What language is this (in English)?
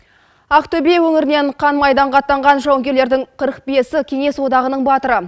Kazakh